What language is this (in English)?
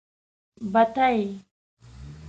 Pashto